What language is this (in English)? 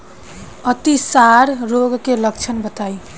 Bhojpuri